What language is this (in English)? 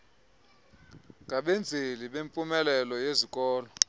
Xhosa